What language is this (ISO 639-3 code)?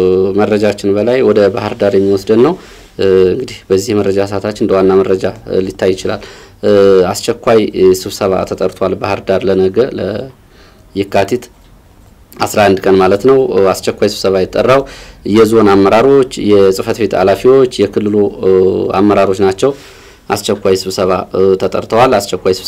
ara